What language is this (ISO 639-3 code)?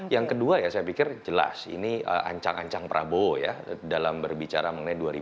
ind